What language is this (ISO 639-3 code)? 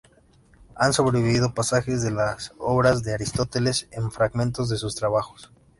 spa